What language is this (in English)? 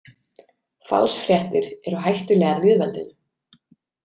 Icelandic